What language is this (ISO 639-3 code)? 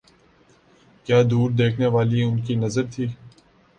urd